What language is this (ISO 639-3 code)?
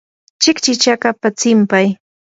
qur